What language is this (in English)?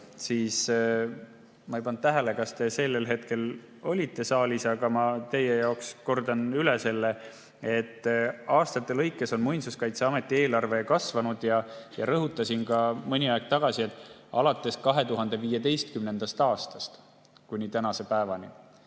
Estonian